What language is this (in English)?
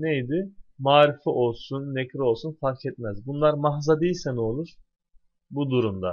Turkish